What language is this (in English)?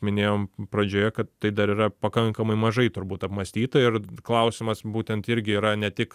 Lithuanian